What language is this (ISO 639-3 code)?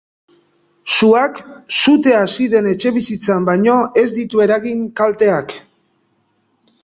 eus